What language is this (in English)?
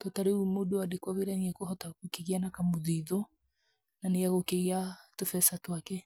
Kikuyu